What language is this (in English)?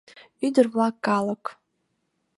Mari